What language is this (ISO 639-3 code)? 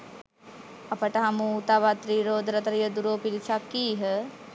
sin